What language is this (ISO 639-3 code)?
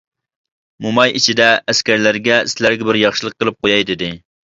uig